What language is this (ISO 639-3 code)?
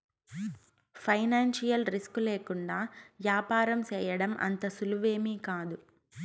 tel